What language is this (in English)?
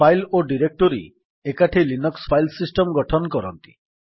Odia